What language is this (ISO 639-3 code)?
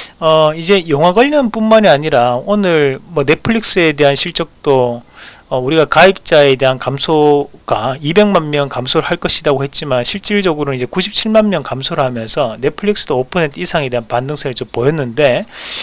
kor